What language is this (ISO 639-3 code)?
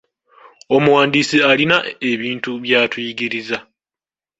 lug